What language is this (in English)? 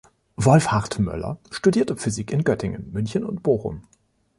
German